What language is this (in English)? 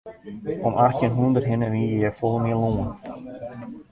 Western Frisian